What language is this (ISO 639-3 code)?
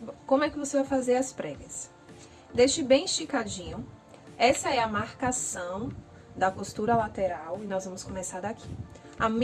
por